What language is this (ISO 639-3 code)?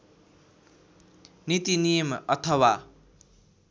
nep